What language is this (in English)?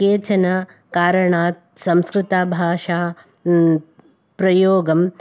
Sanskrit